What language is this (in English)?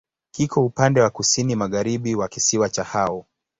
Swahili